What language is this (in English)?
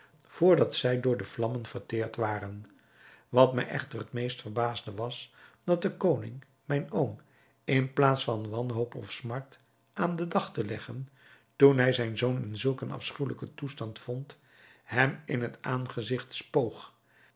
Dutch